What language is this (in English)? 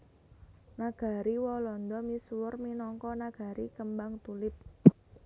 Javanese